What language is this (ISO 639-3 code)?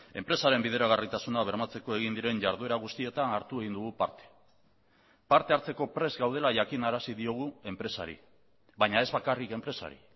eus